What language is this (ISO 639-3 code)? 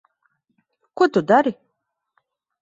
lav